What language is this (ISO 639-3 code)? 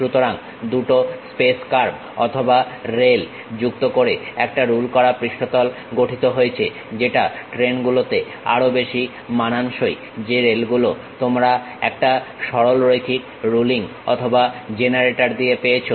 ben